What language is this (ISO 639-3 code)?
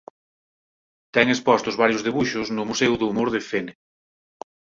glg